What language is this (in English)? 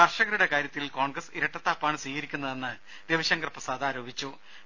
Malayalam